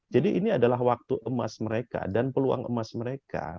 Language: Indonesian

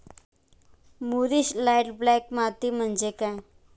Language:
Marathi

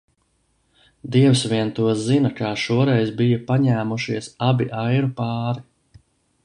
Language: Latvian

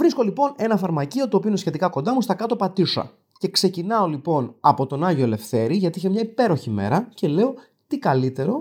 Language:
Greek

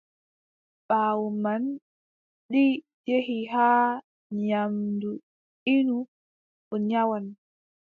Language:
Adamawa Fulfulde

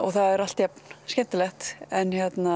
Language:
Icelandic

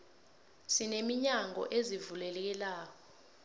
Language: South Ndebele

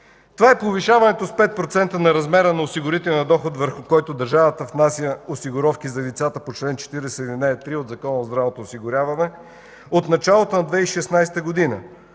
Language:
Bulgarian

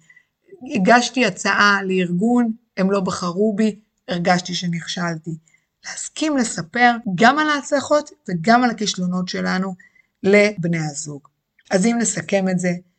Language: Hebrew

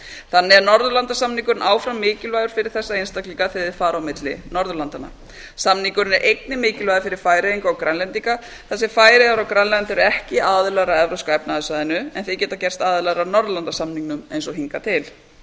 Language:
Icelandic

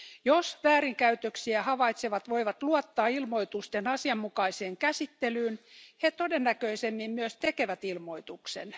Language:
Finnish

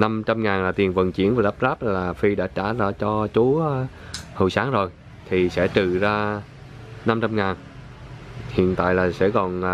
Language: Vietnamese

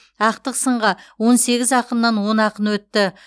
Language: Kazakh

